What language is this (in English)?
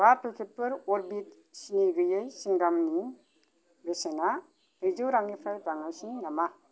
Bodo